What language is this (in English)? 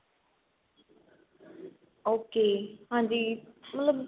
Punjabi